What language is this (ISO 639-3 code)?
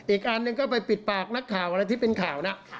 tha